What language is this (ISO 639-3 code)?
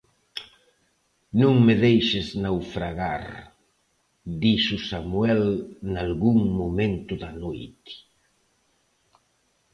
glg